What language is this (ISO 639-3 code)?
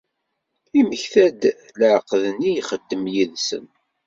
kab